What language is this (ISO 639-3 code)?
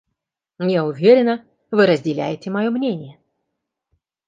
rus